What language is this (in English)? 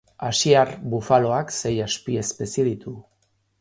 Basque